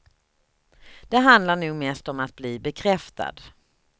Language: Swedish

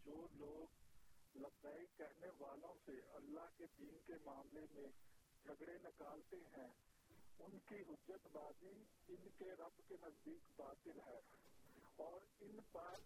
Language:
Urdu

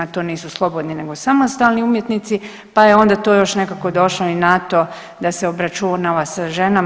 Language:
Croatian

